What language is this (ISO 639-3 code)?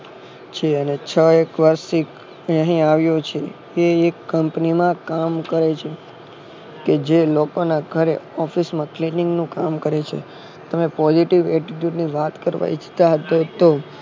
guj